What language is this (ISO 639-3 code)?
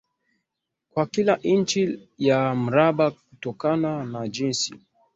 swa